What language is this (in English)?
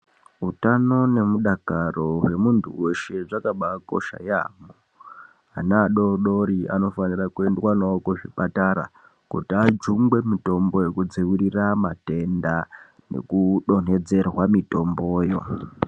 Ndau